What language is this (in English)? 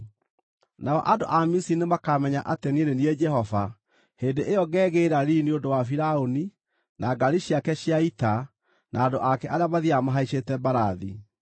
Kikuyu